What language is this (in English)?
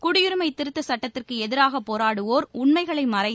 Tamil